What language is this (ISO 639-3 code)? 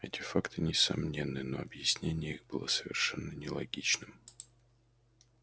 rus